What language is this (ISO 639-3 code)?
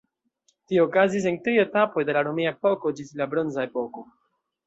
epo